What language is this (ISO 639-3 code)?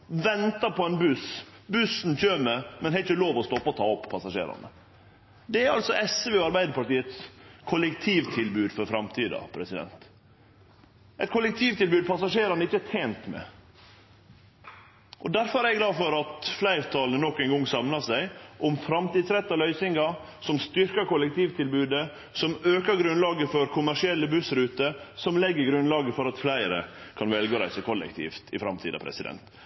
nno